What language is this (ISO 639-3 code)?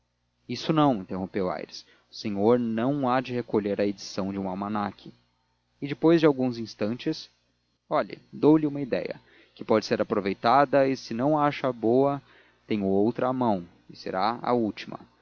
por